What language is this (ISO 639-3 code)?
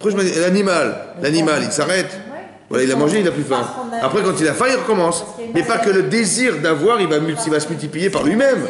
fra